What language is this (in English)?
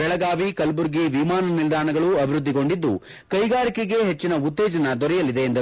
Kannada